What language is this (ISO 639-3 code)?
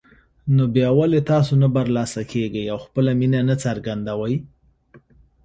pus